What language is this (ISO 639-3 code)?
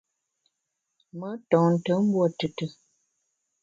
bax